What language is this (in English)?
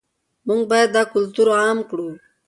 Pashto